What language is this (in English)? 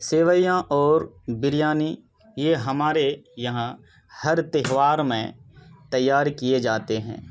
Urdu